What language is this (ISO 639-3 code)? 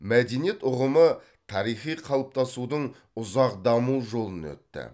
kaz